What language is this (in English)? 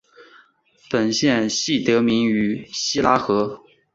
Chinese